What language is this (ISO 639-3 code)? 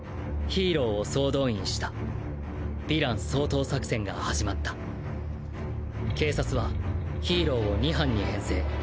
jpn